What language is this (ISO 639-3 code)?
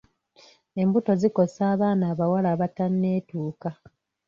lug